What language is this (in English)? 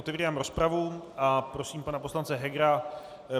Czech